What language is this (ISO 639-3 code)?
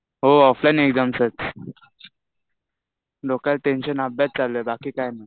mar